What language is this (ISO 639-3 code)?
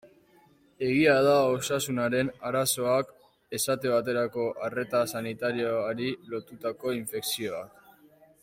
eus